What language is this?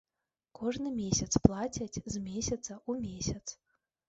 Belarusian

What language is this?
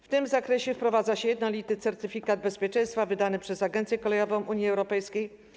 Polish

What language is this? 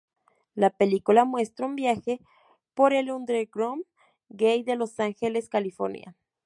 Spanish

